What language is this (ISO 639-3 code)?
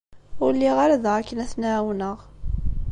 kab